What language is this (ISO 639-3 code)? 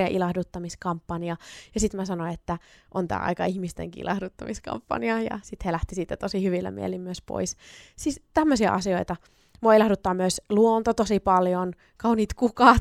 fin